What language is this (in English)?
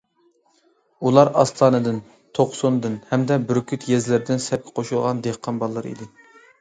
Uyghur